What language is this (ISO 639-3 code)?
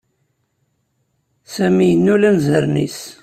kab